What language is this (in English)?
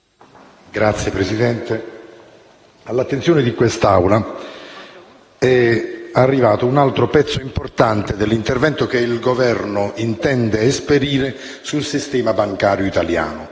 Italian